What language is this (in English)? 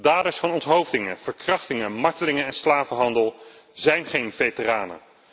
Dutch